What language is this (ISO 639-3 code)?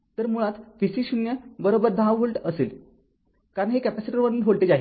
mar